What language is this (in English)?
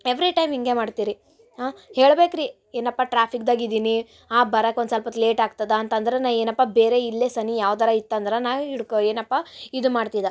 Kannada